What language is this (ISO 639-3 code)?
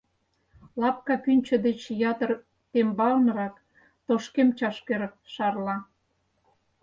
chm